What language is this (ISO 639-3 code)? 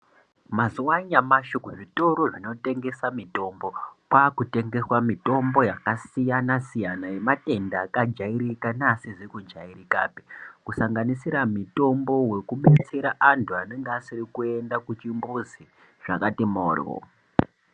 ndc